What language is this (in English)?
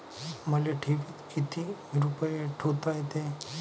Marathi